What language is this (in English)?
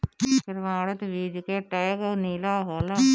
Bhojpuri